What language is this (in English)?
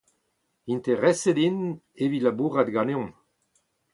Breton